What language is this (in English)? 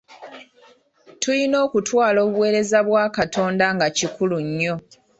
Ganda